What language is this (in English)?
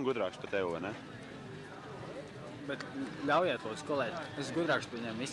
Dutch